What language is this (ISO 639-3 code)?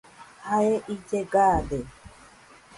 hux